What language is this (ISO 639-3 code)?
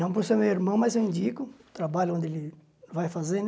por